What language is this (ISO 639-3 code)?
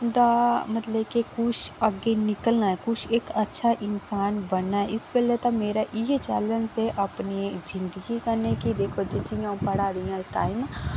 doi